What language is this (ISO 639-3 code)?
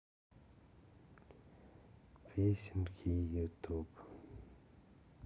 rus